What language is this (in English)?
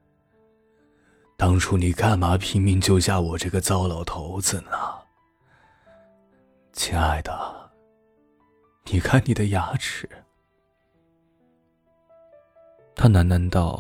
Chinese